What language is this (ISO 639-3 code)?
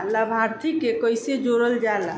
bho